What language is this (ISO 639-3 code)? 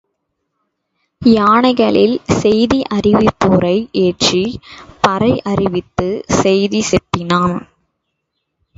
tam